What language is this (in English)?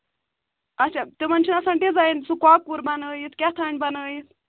Kashmiri